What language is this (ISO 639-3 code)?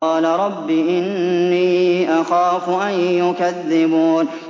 ara